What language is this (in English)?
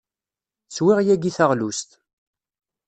Kabyle